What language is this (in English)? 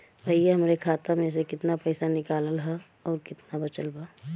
Bhojpuri